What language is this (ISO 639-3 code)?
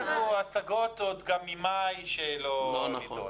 heb